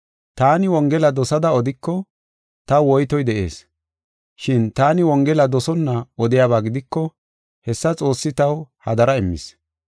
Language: Gofa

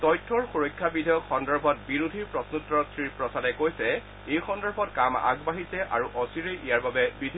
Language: Assamese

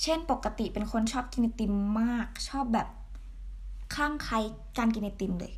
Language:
Thai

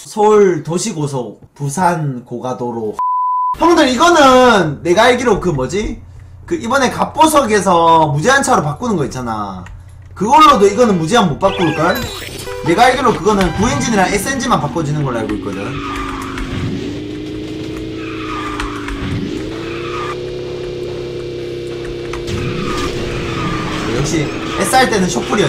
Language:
Korean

